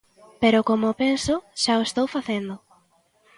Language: Galician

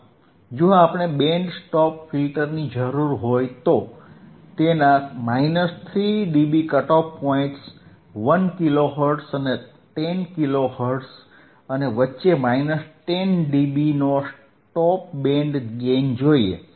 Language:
Gujarati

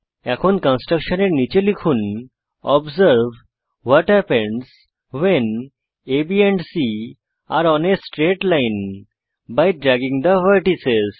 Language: Bangla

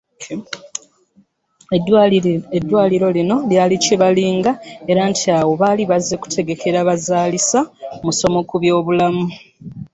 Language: Ganda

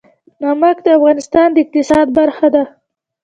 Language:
Pashto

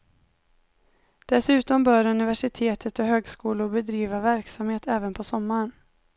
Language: Swedish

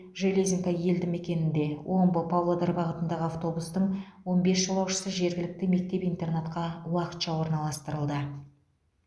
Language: Kazakh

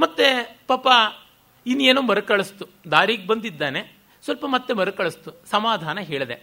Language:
Kannada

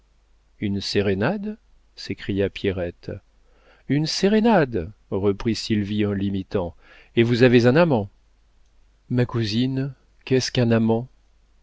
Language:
French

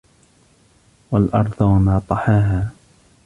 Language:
Arabic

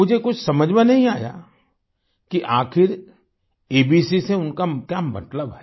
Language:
Hindi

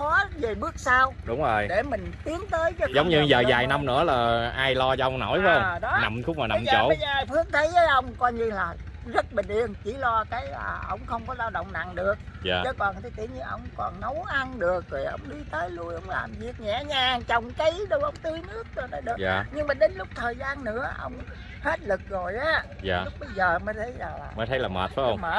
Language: Vietnamese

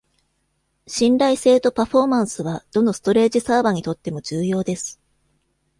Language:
Japanese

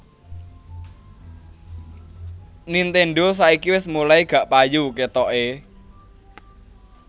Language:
Javanese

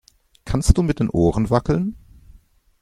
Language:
German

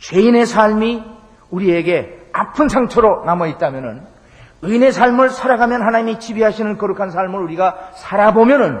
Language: Korean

